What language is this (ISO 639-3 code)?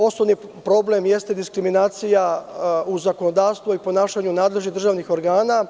srp